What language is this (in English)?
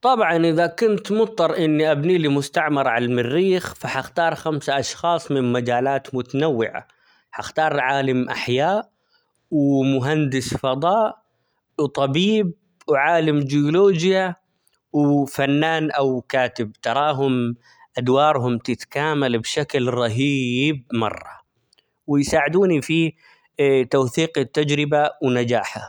Omani Arabic